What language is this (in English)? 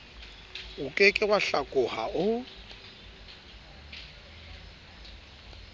Southern Sotho